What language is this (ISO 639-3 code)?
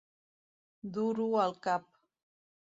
cat